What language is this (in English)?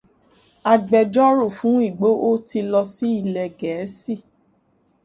Yoruba